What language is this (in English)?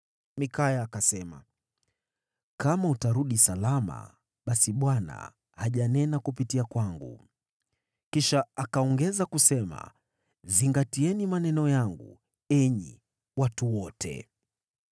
Swahili